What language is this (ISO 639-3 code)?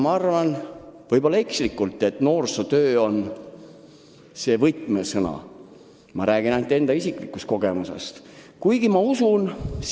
est